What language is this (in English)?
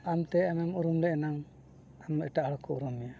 Santali